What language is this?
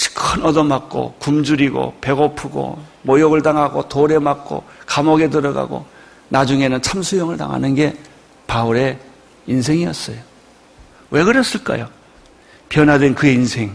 Korean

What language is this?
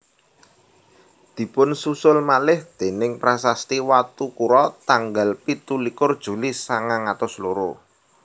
Javanese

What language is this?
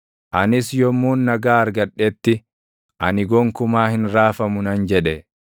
Oromo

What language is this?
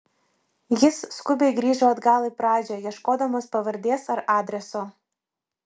Lithuanian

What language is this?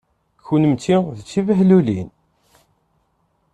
Kabyle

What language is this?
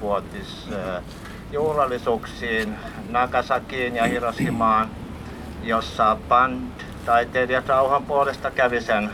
Finnish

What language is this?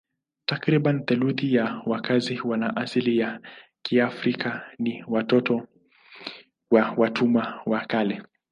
Swahili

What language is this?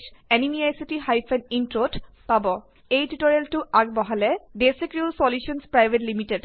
Assamese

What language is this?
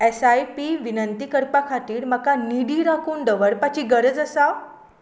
Konkani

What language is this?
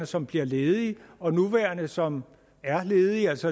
Danish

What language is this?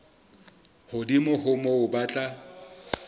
Southern Sotho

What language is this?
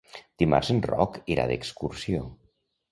Catalan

